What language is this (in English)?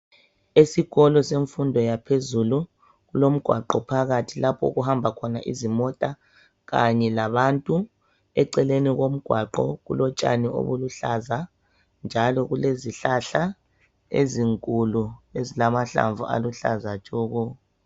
North Ndebele